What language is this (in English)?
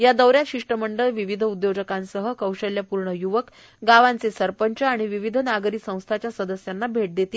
Marathi